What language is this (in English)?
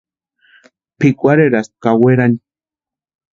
Western Highland Purepecha